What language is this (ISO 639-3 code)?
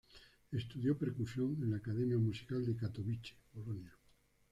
spa